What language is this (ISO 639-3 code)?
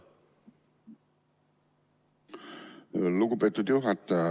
est